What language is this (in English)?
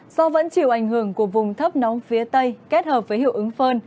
Vietnamese